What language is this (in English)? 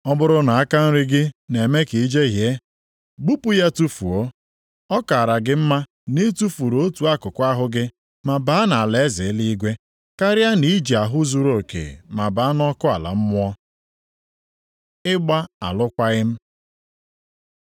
Igbo